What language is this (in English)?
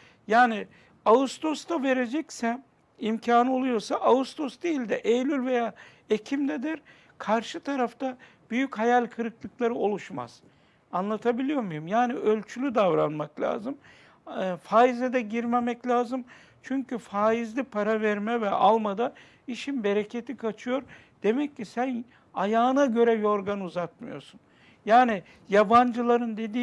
Turkish